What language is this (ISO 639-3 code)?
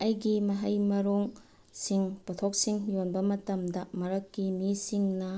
mni